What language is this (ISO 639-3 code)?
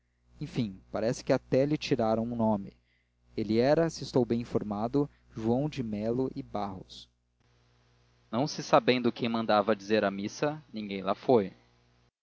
por